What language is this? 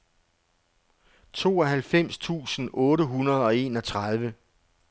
Danish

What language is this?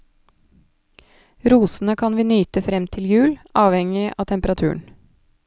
Norwegian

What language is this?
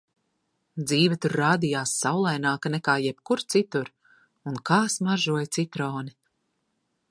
Latvian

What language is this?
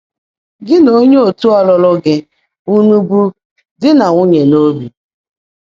Igbo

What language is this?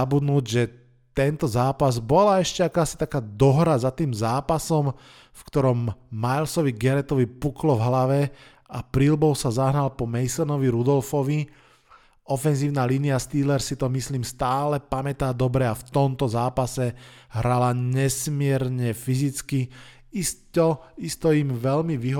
Slovak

